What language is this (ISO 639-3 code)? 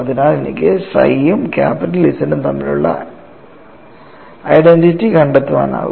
mal